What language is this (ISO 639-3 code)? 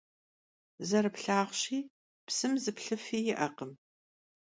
kbd